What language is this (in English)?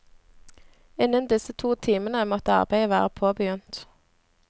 Norwegian